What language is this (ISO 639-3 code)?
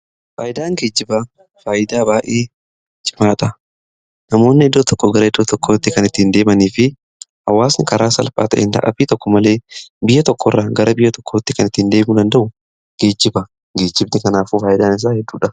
orm